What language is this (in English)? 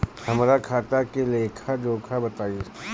Bhojpuri